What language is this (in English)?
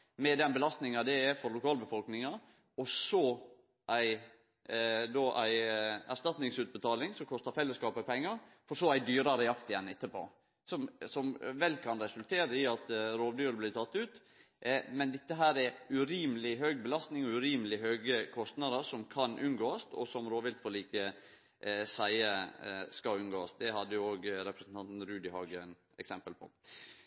Norwegian Nynorsk